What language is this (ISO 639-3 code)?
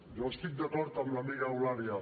cat